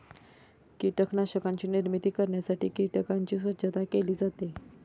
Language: Marathi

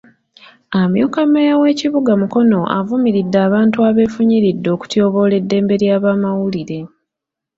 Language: Ganda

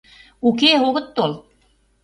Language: Mari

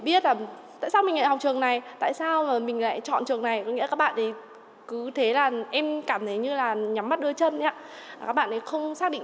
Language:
Vietnamese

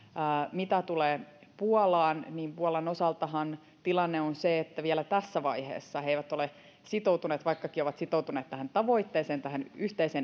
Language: Finnish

